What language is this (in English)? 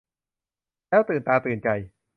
Thai